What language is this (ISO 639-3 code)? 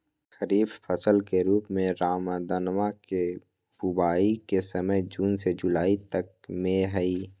mag